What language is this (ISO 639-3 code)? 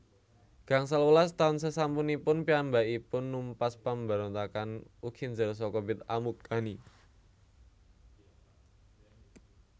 jav